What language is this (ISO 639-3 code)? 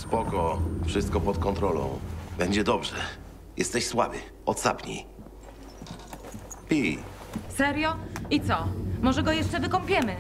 pol